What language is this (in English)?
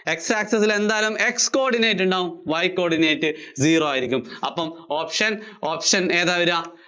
Malayalam